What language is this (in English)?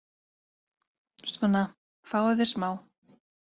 Icelandic